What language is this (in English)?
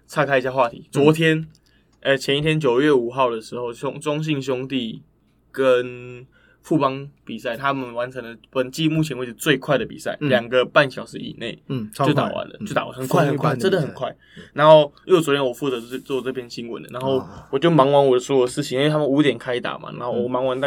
Chinese